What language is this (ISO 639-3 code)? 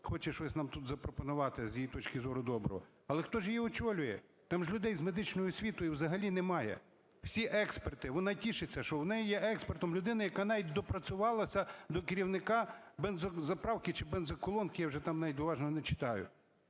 ukr